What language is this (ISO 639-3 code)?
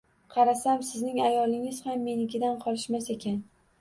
uzb